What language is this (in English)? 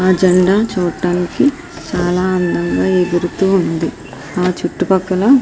Telugu